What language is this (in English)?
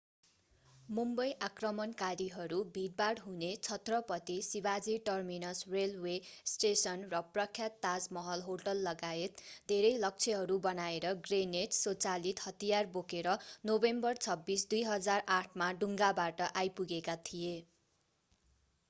Nepali